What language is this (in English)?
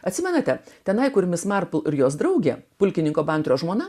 Lithuanian